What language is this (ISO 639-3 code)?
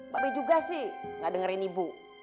ind